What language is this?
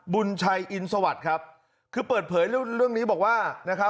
Thai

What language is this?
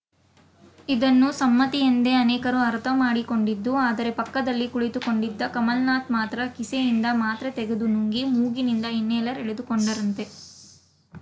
Kannada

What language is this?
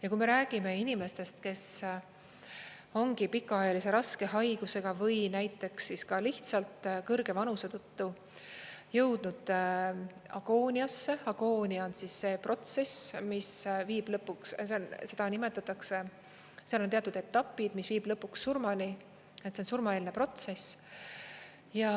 Estonian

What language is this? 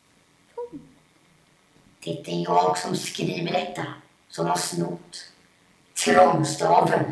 Swedish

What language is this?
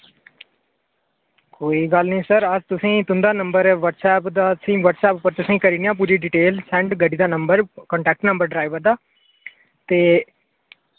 Dogri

